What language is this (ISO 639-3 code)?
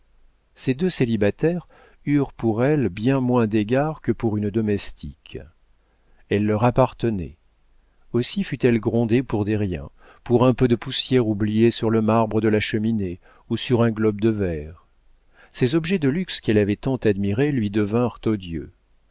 fra